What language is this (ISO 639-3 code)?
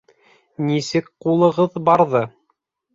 bak